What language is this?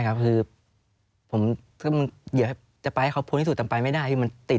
Thai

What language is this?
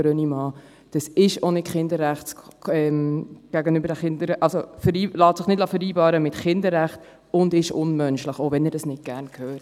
Swiss German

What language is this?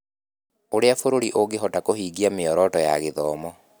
Kikuyu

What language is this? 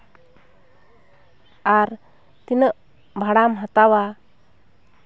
Santali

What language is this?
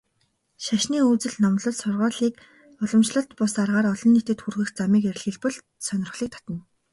Mongolian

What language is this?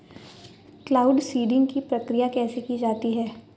Hindi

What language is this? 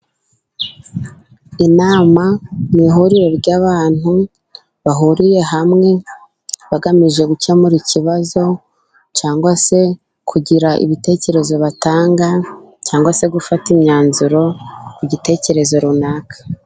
Kinyarwanda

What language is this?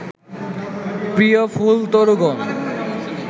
Bangla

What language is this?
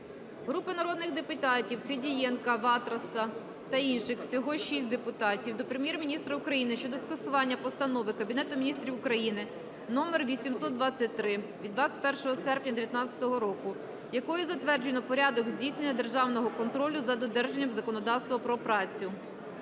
Ukrainian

